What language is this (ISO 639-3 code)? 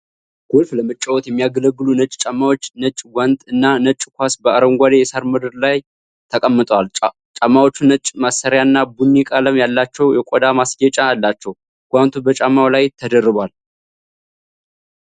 amh